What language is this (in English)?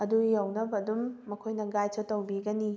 Manipuri